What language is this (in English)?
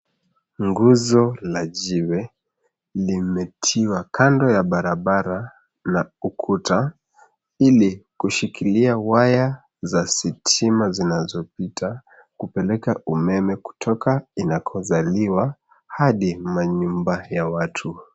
Swahili